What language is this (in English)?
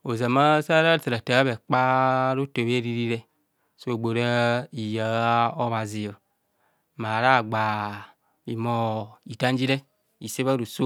Kohumono